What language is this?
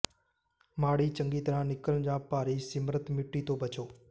Punjabi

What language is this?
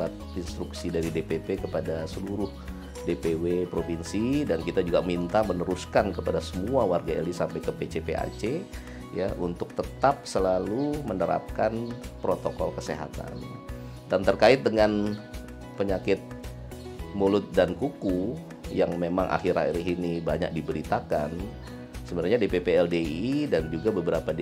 Indonesian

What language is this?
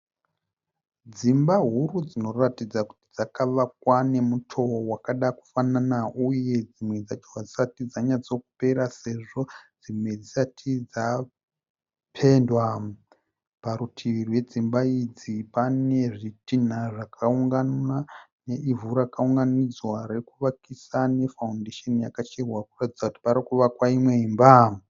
Shona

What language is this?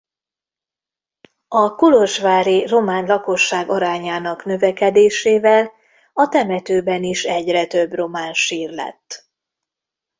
Hungarian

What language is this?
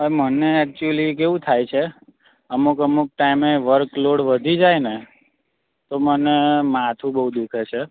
Gujarati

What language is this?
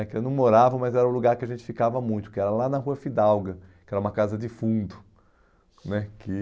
Portuguese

